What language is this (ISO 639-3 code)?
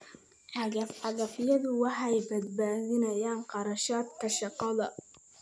som